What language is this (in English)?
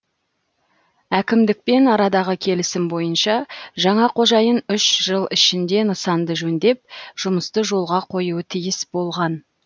Kazakh